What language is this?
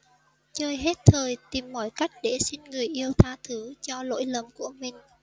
Vietnamese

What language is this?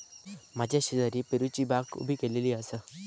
Marathi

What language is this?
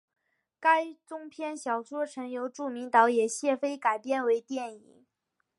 Chinese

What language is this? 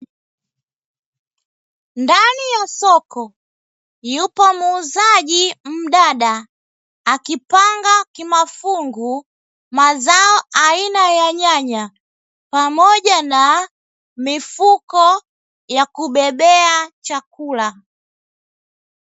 Swahili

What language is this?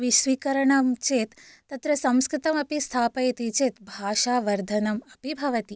Sanskrit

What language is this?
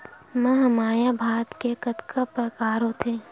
Chhattisgarhi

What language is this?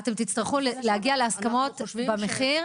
Hebrew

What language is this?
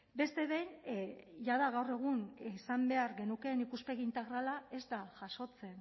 Basque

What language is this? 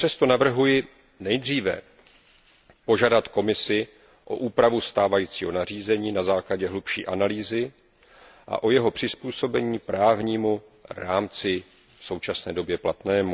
Czech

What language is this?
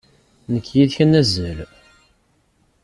Kabyle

